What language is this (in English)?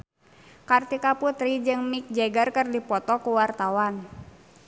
Sundanese